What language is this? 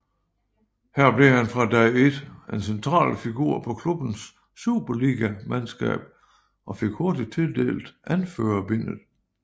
Danish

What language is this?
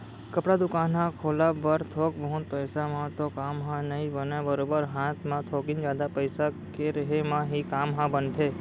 Chhattisgarhi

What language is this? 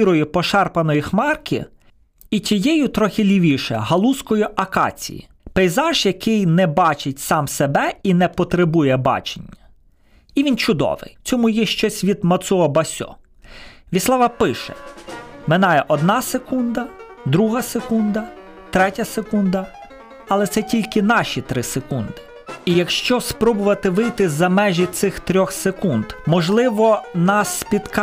Ukrainian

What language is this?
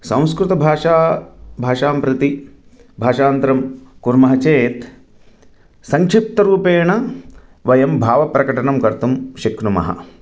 Sanskrit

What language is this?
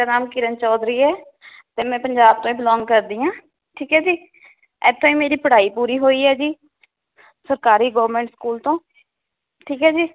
Punjabi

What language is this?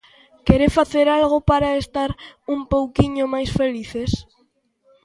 Galician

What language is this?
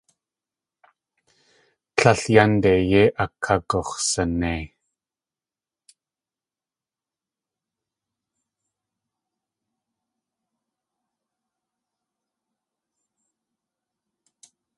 Tlingit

